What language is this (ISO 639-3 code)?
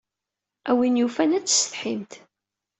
kab